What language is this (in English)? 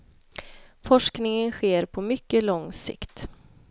Swedish